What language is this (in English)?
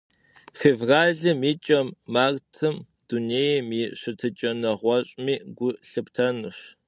Kabardian